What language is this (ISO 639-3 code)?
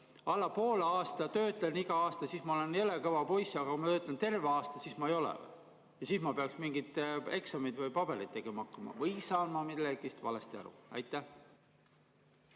est